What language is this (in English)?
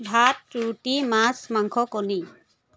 Assamese